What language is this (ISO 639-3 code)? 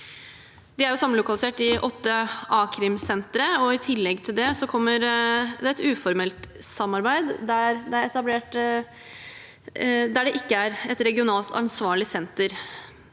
nor